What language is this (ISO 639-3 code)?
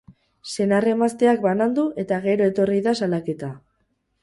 eus